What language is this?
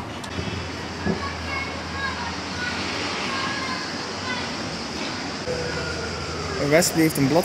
Dutch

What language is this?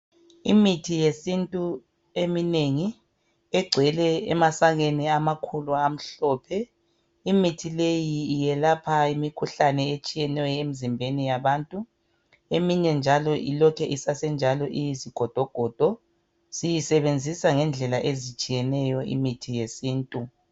North Ndebele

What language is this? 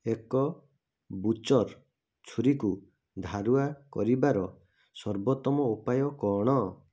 Odia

